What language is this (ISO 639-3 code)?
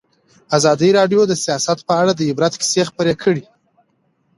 pus